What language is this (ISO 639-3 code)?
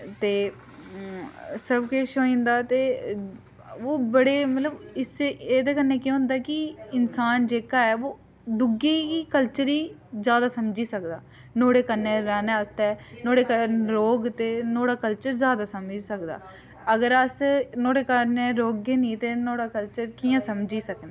doi